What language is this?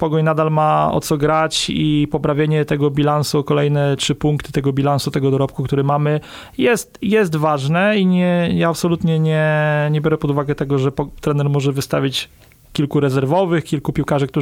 Polish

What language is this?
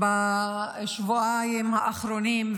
Hebrew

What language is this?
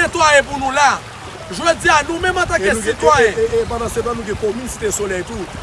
French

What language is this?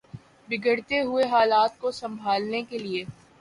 Urdu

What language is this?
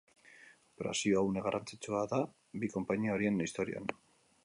Basque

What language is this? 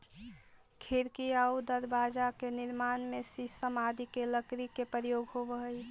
Magahi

